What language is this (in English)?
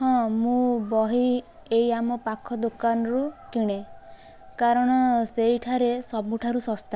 Odia